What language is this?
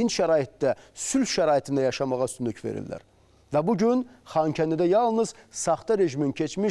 Turkish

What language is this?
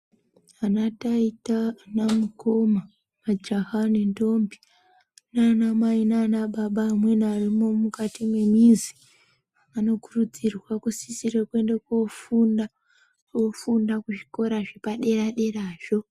Ndau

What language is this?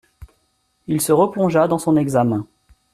French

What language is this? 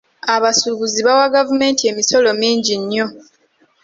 Ganda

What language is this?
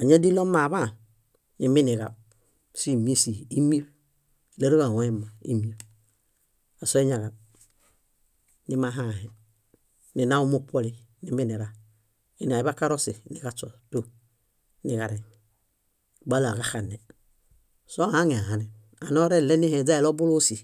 Bayot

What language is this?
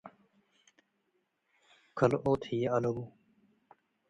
Tigre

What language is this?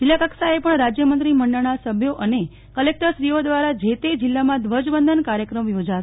Gujarati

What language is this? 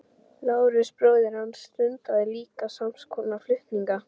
Icelandic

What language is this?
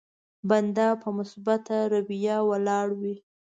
Pashto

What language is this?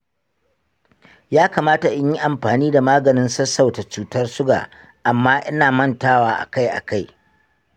Hausa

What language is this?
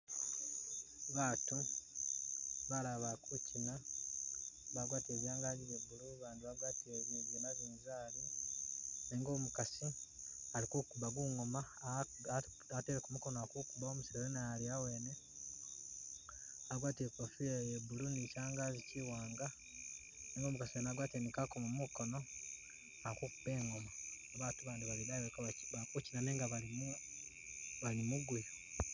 Masaaba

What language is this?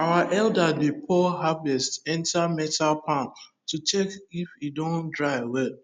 Nigerian Pidgin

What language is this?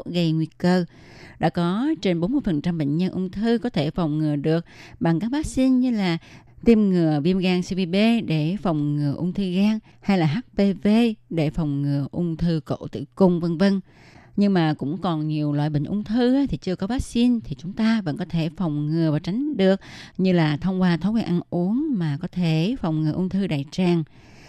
Vietnamese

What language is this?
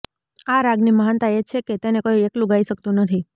Gujarati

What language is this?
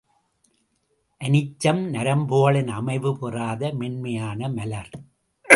Tamil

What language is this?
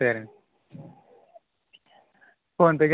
Telugu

